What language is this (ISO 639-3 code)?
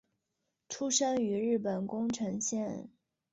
zho